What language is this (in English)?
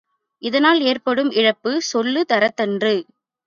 Tamil